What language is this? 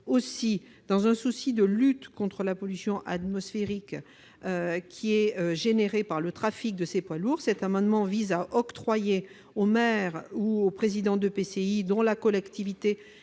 French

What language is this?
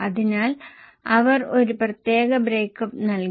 Malayalam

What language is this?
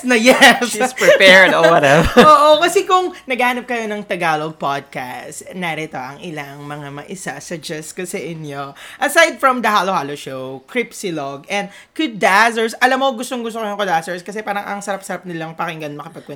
Filipino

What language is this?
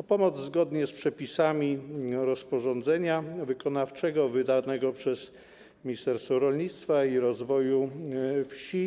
Polish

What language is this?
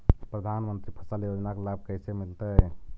Magahi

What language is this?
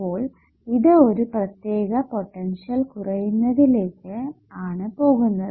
Malayalam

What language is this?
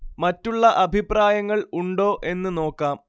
Malayalam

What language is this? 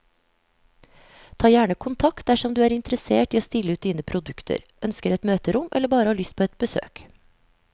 Norwegian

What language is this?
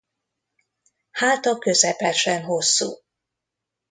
Hungarian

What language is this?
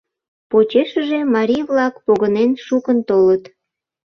Mari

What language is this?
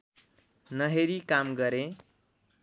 Nepali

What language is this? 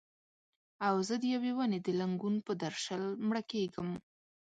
Pashto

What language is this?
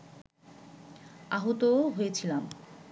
Bangla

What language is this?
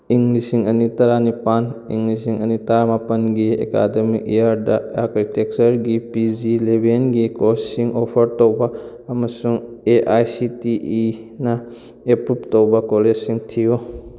Manipuri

